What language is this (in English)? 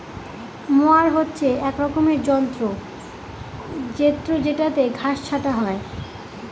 Bangla